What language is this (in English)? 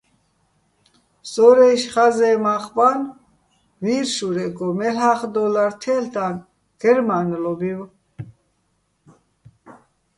Bats